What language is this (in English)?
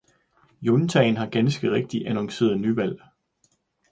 Danish